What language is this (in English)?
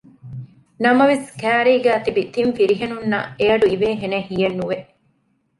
Divehi